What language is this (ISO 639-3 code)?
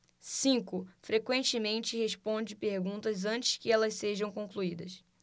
por